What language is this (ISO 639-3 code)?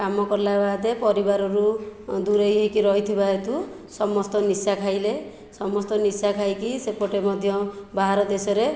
ori